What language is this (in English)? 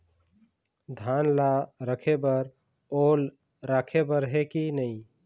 Chhattisgarhi